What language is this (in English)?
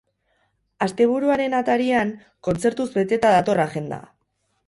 Basque